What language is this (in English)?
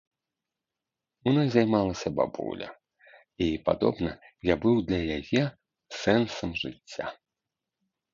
Belarusian